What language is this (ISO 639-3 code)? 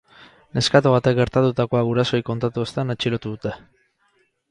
eus